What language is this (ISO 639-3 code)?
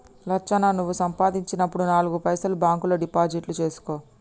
tel